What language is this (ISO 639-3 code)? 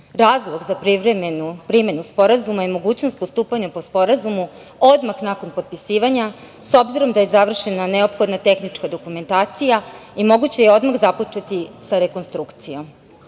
srp